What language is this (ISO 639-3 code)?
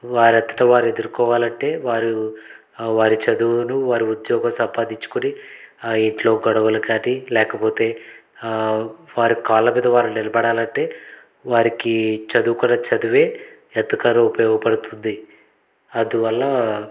tel